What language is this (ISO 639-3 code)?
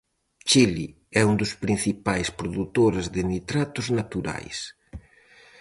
glg